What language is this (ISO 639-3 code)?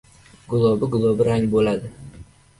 uzb